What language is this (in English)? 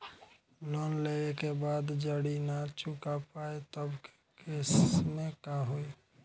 Bhojpuri